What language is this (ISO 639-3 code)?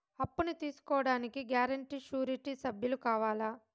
tel